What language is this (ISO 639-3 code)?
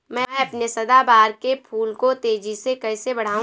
hin